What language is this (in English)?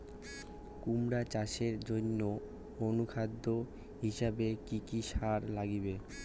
Bangla